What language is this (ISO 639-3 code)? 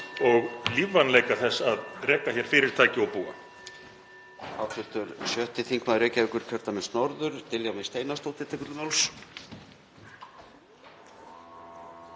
isl